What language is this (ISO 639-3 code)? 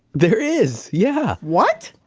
eng